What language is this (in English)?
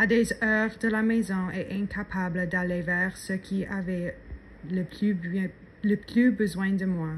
French